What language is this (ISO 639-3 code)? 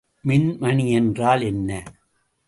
tam